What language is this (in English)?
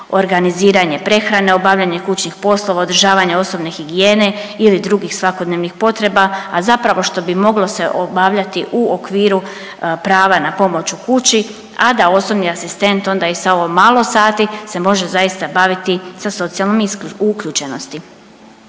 Croatian